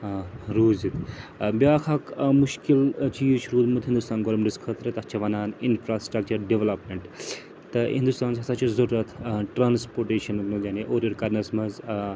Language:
Kashmiri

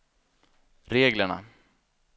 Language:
Swedish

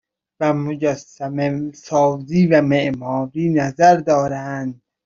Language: Persian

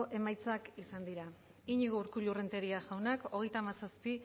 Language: Basque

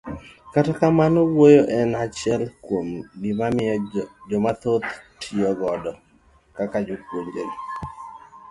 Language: Luo (Kenya and Tanzania)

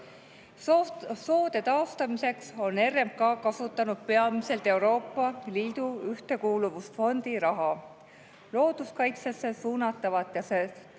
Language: Estonian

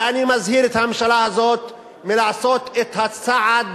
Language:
Hebrew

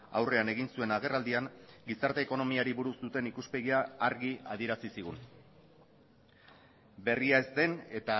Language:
Basque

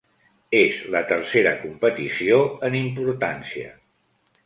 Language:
Catalan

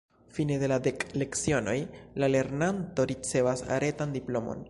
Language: Esperanto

